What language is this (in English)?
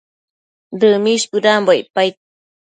Matsés